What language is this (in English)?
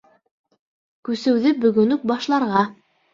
Bashkir